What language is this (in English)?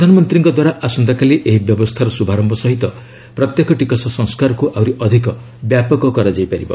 Odia